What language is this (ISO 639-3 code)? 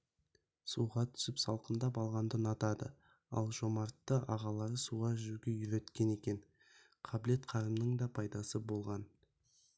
kaz